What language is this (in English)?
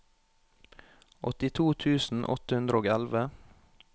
Norwegian